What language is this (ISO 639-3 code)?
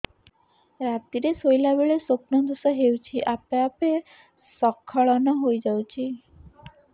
ori